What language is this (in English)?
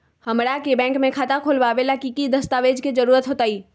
Magahi